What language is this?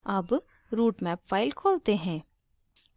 Hindi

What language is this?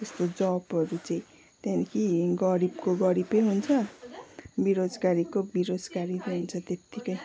Nepali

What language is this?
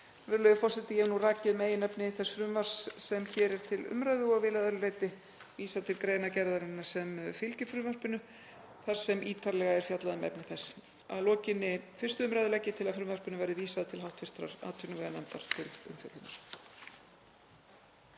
Icelandic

